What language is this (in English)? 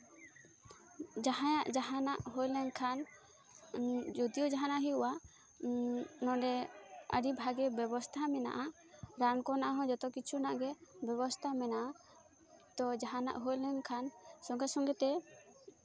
Santali